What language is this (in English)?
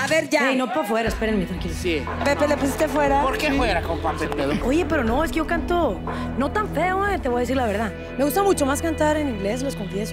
Spanish